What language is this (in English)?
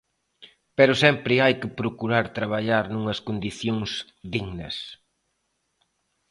Galician